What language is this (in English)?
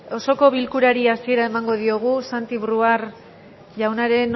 Basque